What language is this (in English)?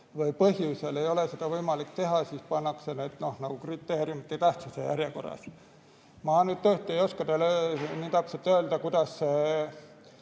Estonian